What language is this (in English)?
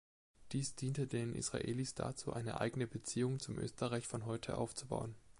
German